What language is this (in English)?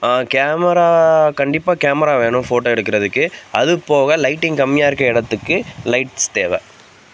Tamil